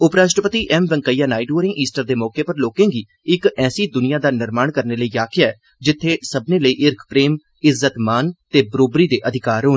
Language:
Dogri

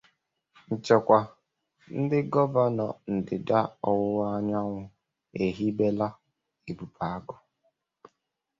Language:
Igbo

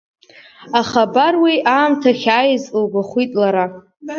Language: Abkhazian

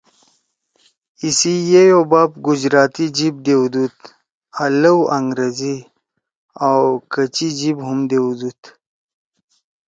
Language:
Torwali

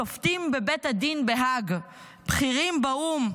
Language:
Hebrew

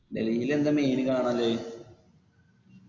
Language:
Malayalam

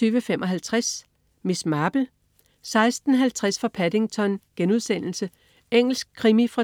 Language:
Danish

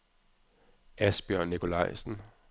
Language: Danish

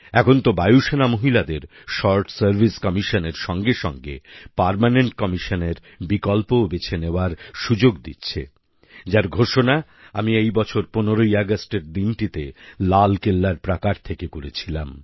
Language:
Bangla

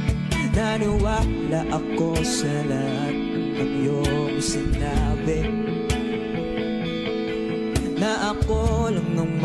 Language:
Indonesian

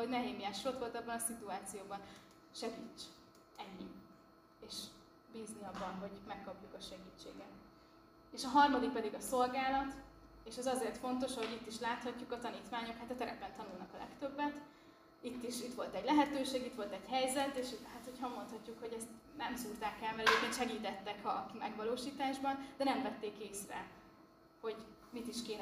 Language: Hungarian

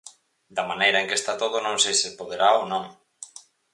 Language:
Galician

